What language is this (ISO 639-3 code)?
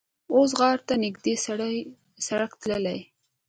pus